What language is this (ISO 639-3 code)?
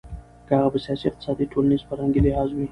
pus